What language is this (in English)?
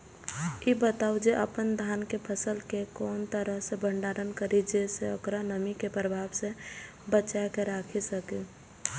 Maithili